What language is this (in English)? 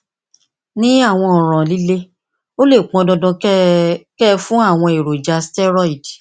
Yoruba